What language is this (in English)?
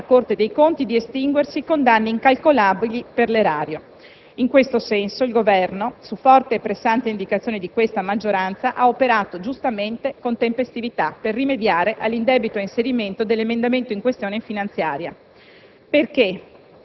Italian